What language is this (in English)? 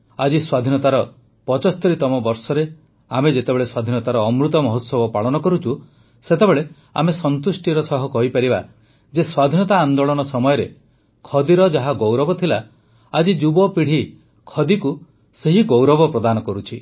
Odia